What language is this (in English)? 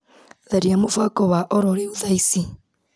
Kikuyu